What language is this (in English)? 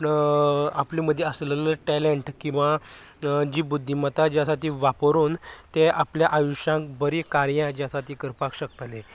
Konkani